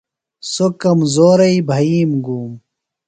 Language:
Phalura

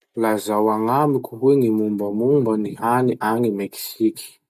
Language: Masikoro Malagasy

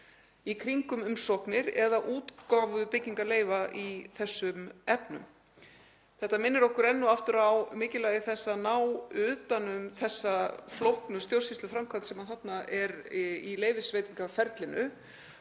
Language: Icelandic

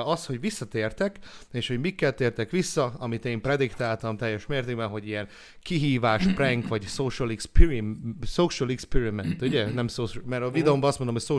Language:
Hungarian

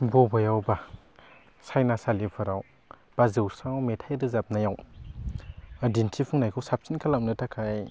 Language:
Bodo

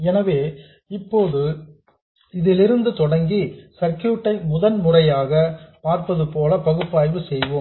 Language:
Tamil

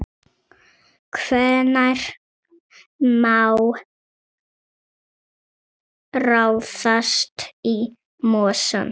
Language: Icelandic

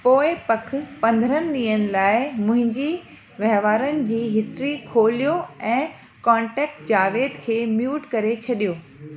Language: Sindhi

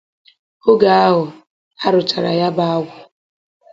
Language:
Igbo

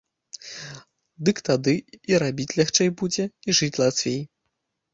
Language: Belarusian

